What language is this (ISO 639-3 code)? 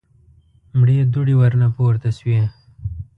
pus